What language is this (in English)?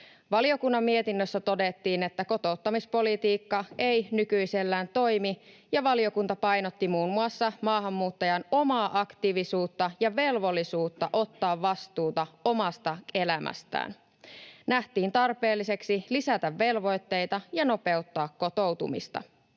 Finnish